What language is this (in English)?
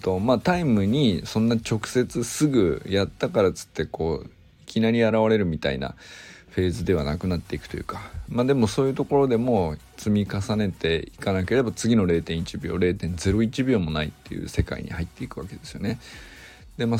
Japanese